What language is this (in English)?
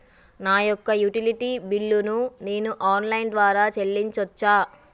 Telugu